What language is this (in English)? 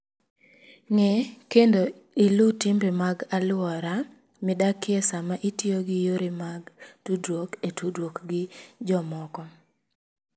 Luo (Kenya and Tanzania)